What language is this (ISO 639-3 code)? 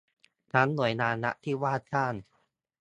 tha